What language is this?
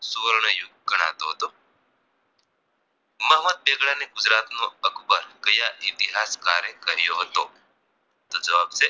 Gujarati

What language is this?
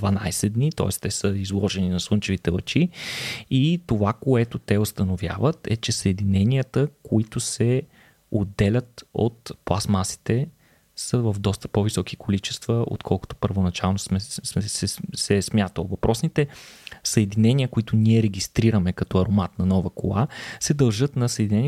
Bulgarian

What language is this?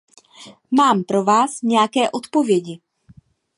Czech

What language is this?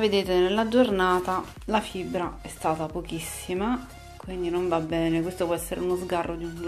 Italian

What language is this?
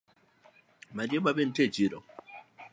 Luo (Kenya and Tanzania)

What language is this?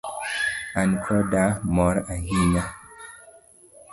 Luo (Kenya and Tanzania)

